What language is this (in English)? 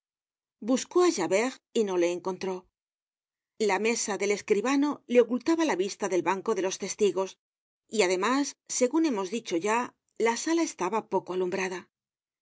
Spanish